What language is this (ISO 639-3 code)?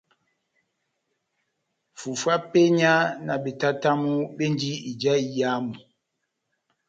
bnm